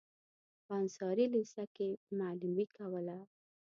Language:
Pashto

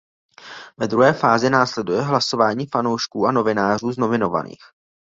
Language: Czech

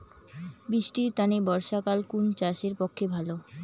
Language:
Bangla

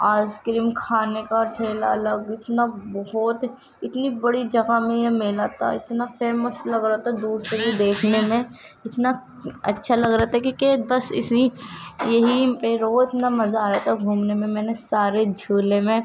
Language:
Urdu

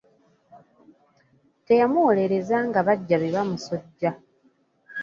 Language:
Ganda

